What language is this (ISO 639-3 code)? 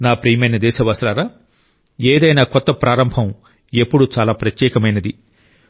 tel